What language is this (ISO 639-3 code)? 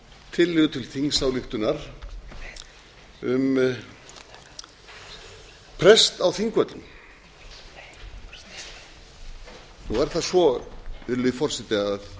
isl